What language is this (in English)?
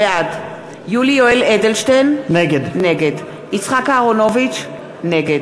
Hebrew